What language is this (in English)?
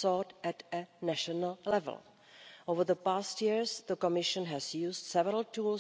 English